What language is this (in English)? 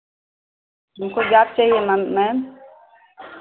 Hindi